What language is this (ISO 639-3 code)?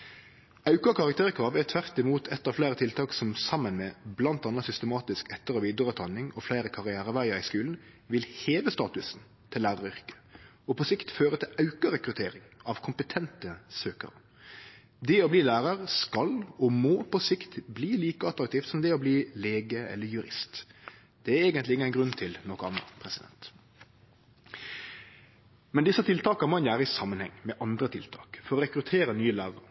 nno